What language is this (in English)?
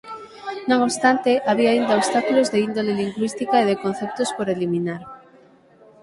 Galician